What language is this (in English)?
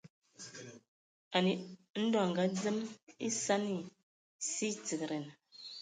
Ewondo